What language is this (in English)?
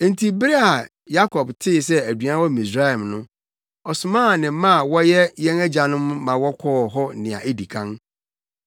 Akan